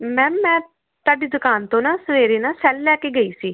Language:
Punjabi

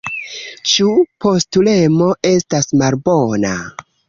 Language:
Esperanto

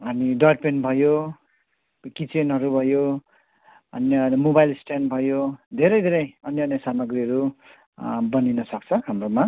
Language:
Nepali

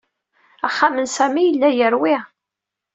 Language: Kabyle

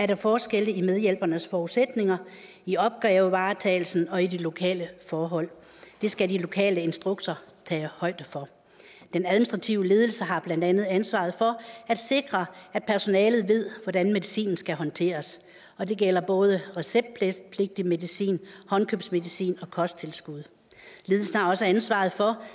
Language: Danish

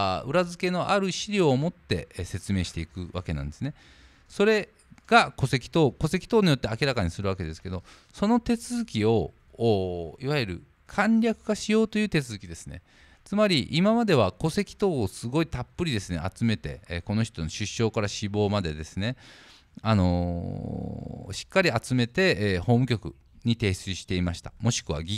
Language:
Japanese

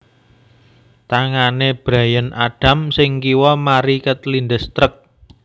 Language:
Javanese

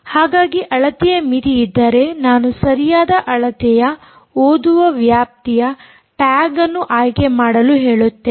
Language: Kannada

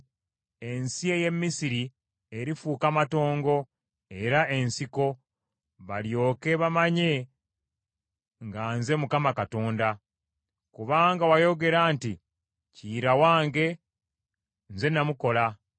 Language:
Ganda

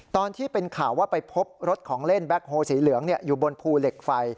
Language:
Thai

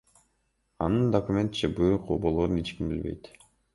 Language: Kyrgyz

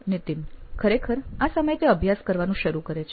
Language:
Gujarati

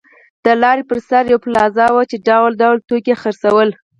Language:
Pashto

